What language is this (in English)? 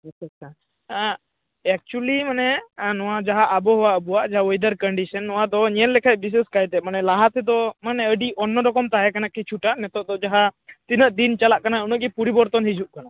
Santali